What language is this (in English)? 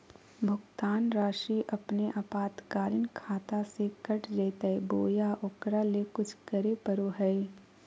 Magahi